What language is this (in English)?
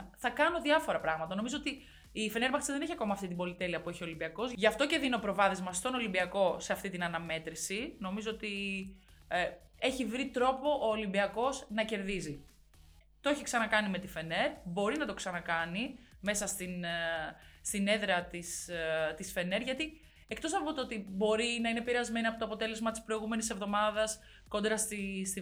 Greek